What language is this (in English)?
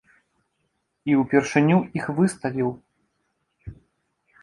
Belarusian